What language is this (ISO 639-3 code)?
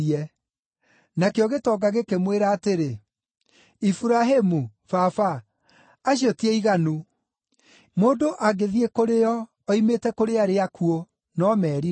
kik